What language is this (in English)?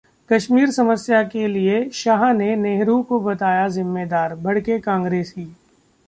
Hindi